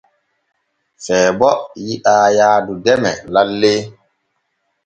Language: Borgu Fulfulde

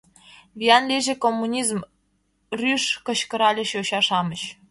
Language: Mari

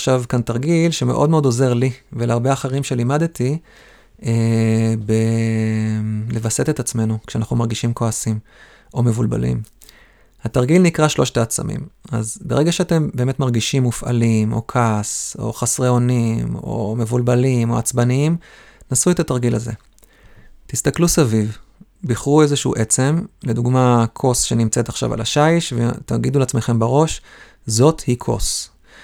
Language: Hebrew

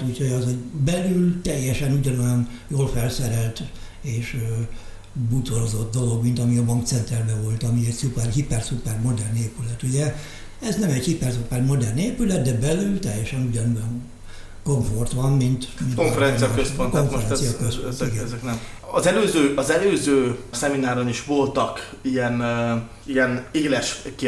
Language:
Hungarian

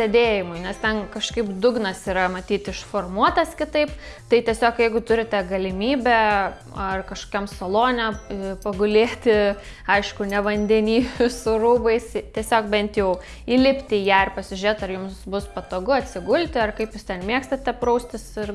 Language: Lithuanian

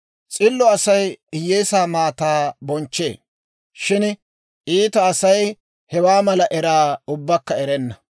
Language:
Dawro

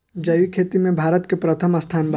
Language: Bhojpuri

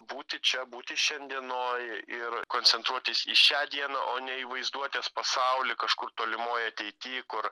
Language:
Lithuanian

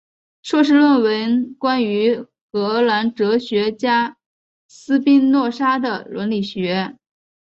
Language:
Chinese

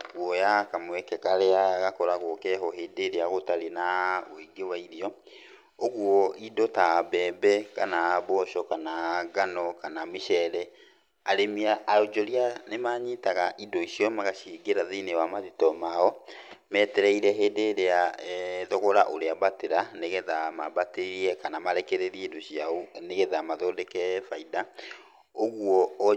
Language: Kikuyu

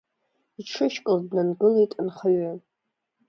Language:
Abkhazian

